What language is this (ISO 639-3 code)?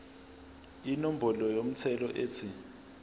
zul